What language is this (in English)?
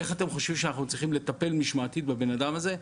Hebrew